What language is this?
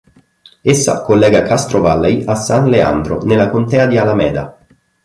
Italian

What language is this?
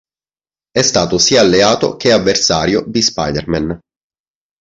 Italian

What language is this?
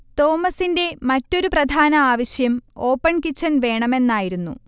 Malayalam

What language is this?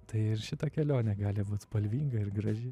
Lithuanian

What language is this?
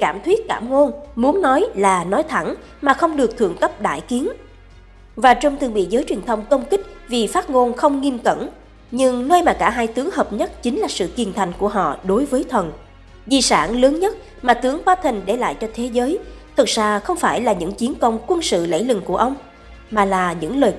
Vietnamese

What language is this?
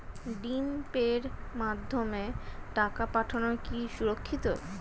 Bangla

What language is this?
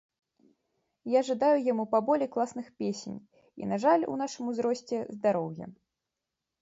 Belarusian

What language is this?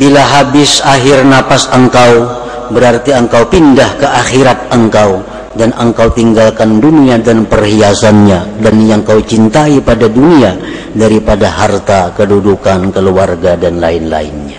Indonesian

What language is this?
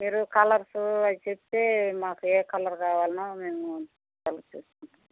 Telugu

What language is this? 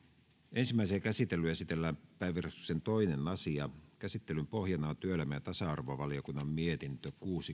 Finnish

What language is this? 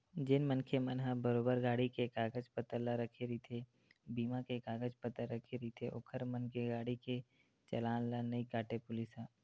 Chhattisgarhi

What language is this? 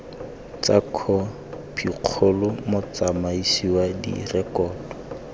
Tswana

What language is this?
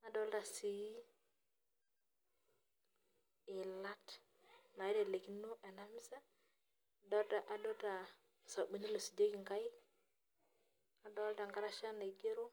Masai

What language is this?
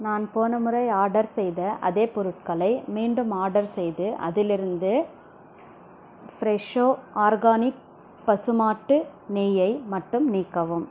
Tamil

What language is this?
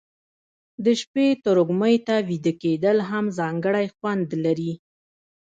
Pashto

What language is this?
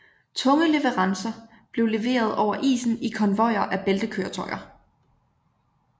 Danish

